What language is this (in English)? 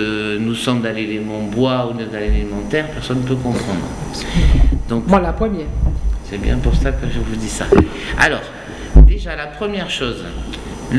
French